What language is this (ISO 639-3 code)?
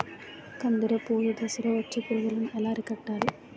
tel